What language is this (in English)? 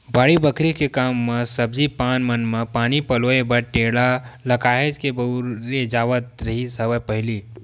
Chhattisgarhi